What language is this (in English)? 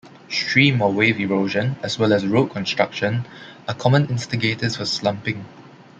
English